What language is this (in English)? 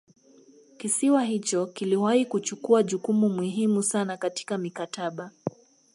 Swahili